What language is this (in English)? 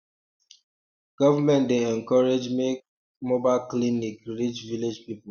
Nigerian Pidgin